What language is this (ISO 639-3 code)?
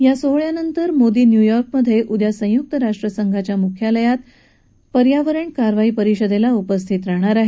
mar